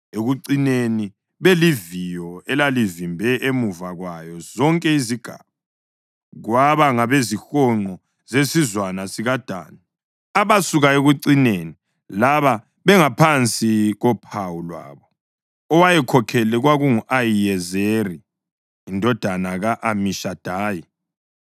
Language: North Ndebele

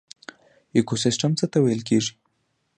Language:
Pashto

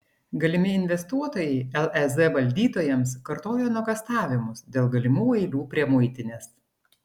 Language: Lithuanian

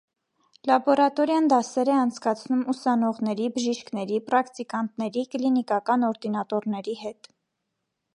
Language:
Armenian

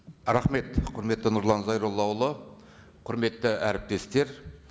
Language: Kazakh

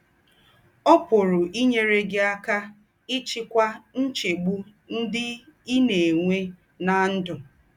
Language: Igbo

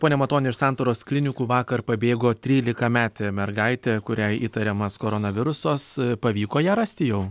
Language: Lithuanian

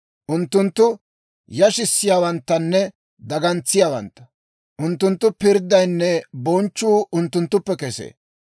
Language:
Dawro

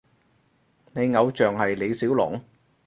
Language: Cantonese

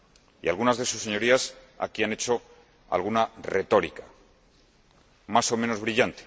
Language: Spanish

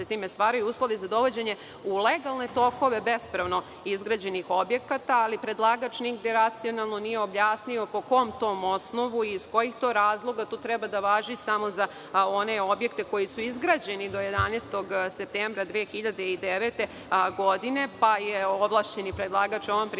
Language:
Serbian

